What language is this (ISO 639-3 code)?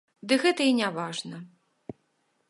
bel